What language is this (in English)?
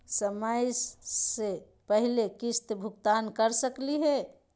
Magahi